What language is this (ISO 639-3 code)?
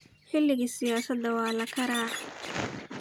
som